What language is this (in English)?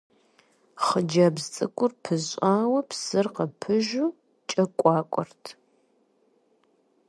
Kabardian